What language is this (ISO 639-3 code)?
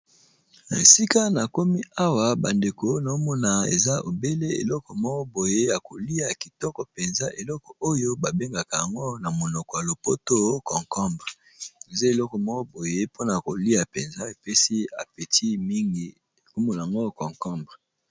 lin